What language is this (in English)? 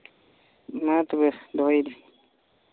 Santali